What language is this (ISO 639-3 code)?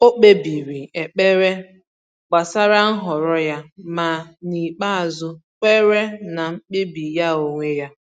ibo